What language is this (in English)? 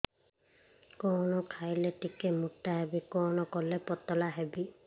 Odia